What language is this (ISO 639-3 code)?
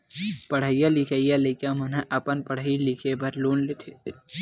hne